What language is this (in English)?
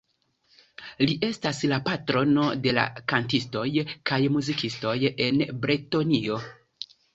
Esperanto